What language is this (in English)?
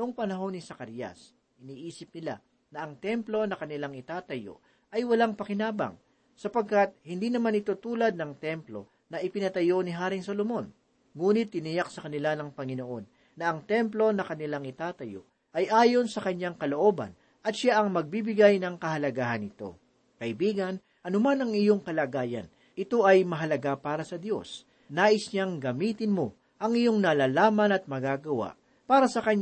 Filipino